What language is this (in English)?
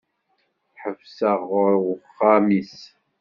Kabyle